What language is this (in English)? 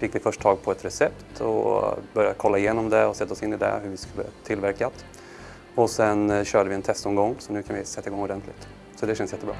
Swedish